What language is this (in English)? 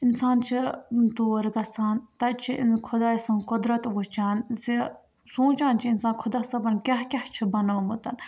Kashmiri